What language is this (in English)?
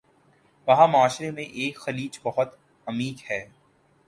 Urdu